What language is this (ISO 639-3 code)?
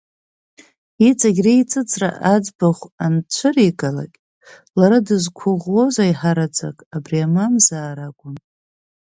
abk